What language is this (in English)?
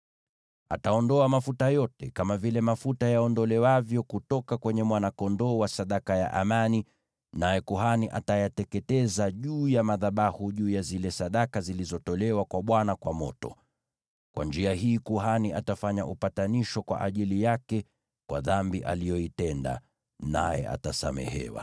Swahili